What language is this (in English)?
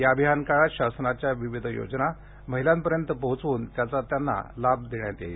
Marathi